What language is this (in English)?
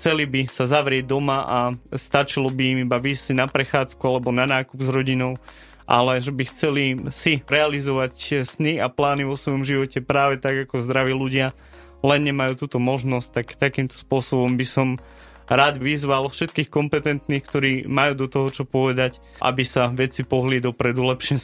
Slovak